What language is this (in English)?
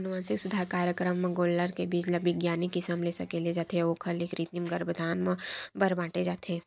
Chhattisgarhi